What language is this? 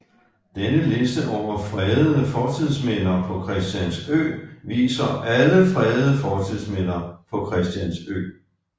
Danish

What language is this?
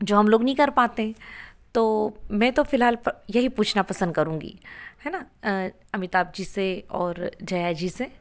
Hindi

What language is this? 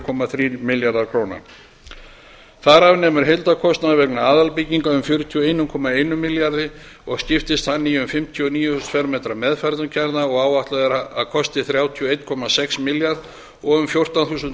Icelandic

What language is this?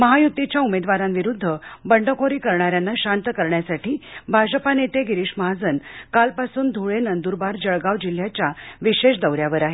Marathi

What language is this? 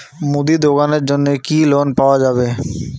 Bangla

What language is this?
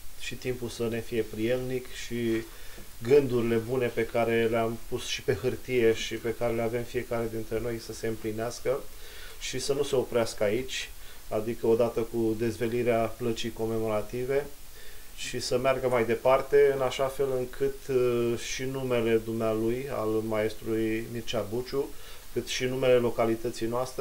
Romanian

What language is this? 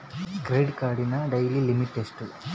Kannada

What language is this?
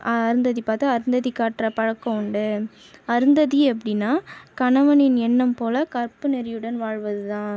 Tamil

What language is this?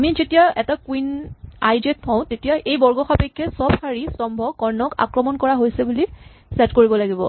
Assamese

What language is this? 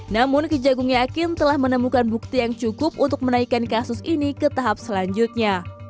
Indonesian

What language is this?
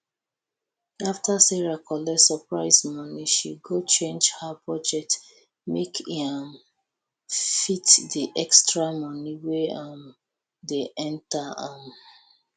Nigerian Pidgin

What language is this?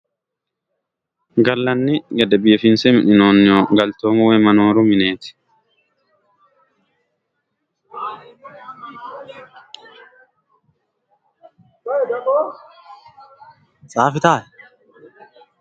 Sidamo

